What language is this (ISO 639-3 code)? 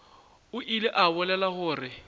nso